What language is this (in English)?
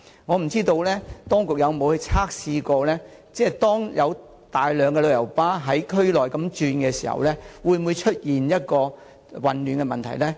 Cantonese